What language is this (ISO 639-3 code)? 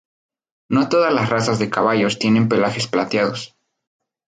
spa